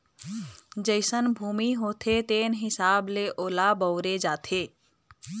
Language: Chhattisgarhi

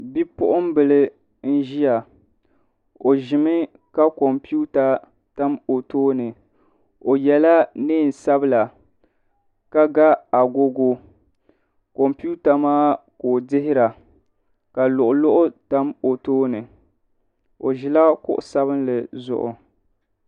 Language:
Dagbani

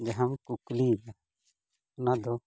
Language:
Santali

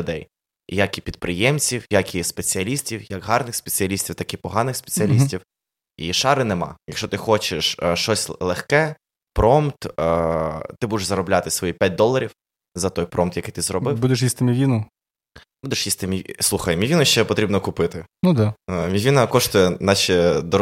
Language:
Ukrainian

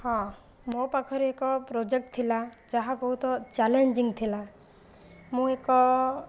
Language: Odia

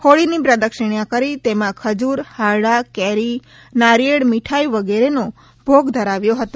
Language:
Gujarati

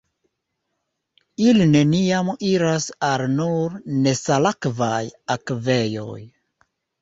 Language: Esperanto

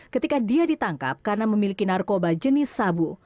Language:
Indonesian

